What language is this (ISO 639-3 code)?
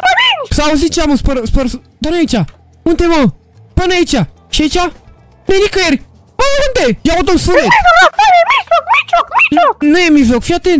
ron